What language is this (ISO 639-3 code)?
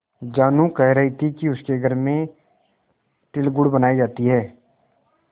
hin